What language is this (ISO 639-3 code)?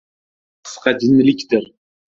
uzb